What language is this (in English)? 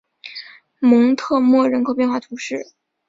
Chinese